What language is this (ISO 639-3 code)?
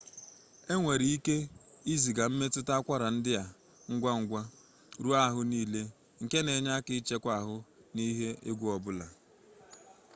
ibo